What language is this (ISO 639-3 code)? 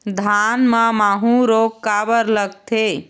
hne